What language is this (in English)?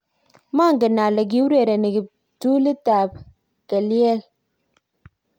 Kalenjin